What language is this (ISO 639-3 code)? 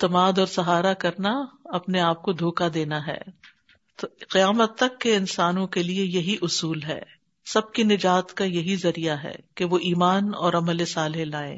urd